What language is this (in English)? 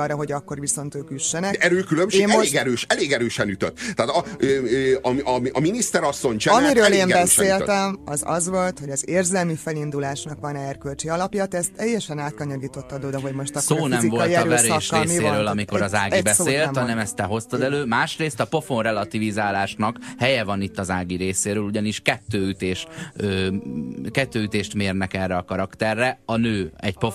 Hungarian